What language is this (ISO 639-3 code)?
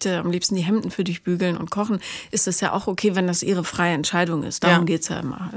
deu